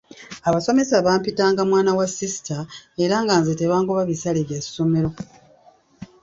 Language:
Ganda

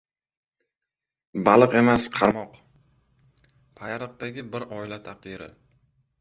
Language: Uzbek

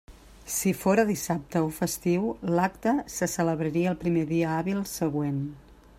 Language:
Catalan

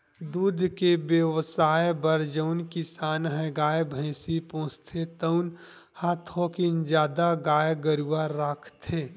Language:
Chhattisgarhi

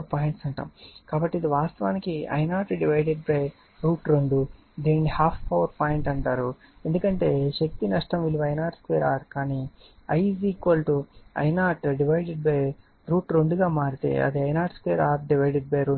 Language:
Telugu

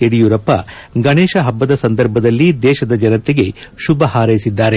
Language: Kannada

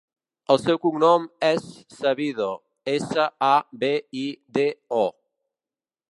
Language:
Catalan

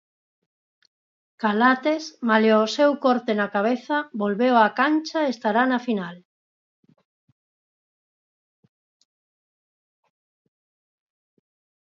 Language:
Galician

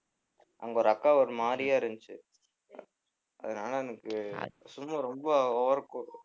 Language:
Tamil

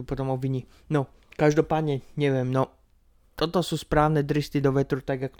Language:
Slovak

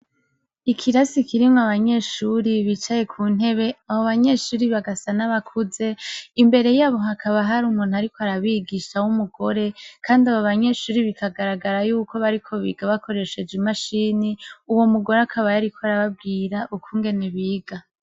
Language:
Rundi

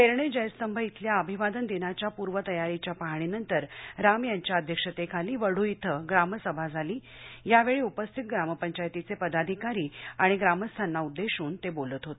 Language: Marathi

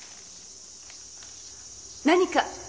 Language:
Japanese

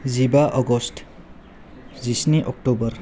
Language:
Bodo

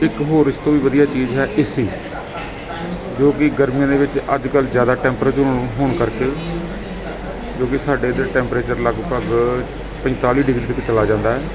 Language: Punjabi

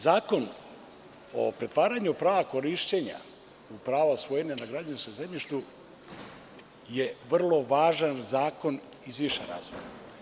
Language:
Serbian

